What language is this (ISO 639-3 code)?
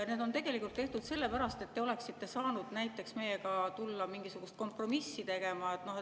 est